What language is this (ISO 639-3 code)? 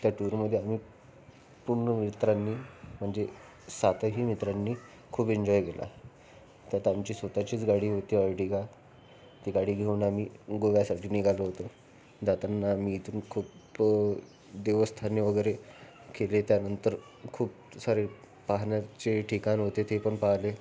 mar